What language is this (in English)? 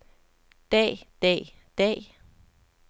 Danish